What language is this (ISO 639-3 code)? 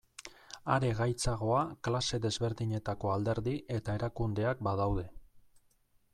eus